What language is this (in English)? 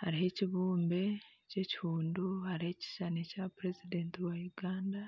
Nyankole